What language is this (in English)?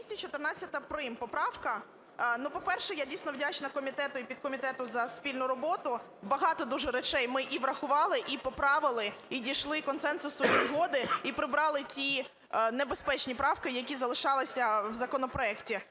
Ukrainian